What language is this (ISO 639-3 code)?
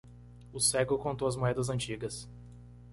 por